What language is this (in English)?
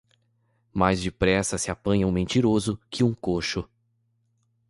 Portuguese